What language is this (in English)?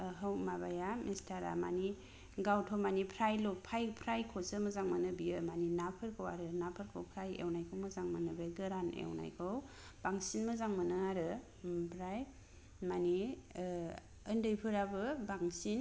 Bodo